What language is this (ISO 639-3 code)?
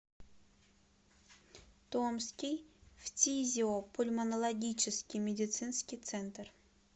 rus